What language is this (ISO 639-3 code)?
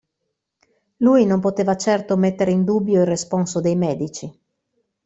ita